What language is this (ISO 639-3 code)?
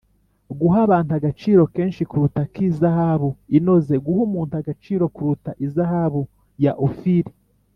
kin